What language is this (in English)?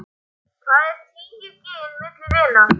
Icelandic